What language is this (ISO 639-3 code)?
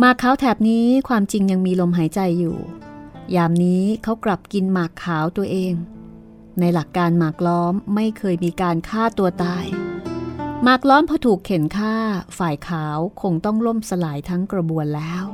tha